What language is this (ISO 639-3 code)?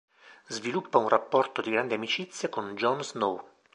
ita